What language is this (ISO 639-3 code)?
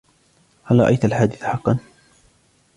ara